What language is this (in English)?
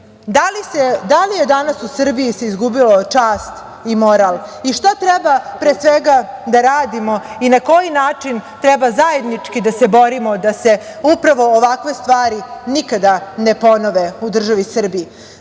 Serbian